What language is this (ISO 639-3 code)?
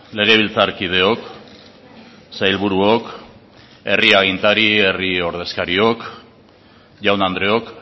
eus